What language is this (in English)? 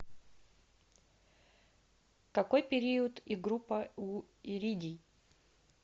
Russian